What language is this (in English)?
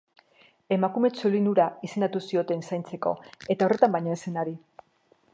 Basque